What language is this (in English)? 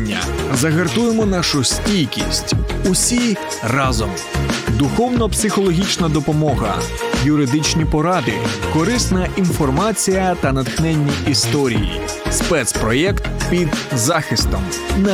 Ukrainian